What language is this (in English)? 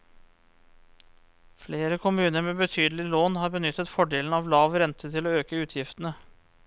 Norwegian